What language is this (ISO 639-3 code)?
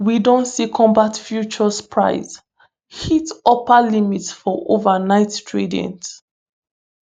pcm